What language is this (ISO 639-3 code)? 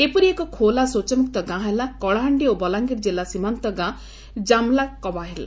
ori